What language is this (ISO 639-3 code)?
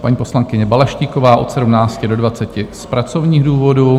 ces